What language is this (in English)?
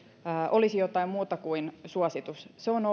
Finnish